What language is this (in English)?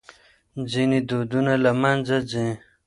Pashto